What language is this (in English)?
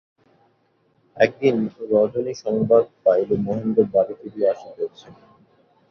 Bangla